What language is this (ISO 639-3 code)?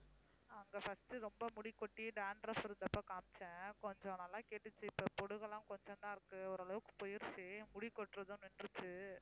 tam